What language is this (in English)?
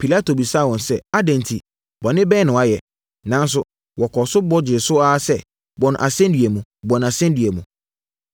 Akan